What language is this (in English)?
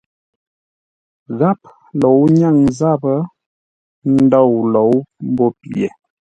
Ngombale